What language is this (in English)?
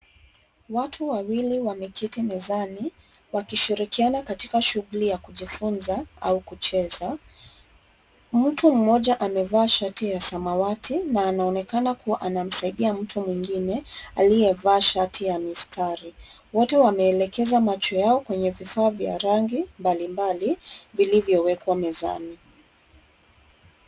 Swahili